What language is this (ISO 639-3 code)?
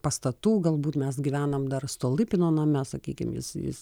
lit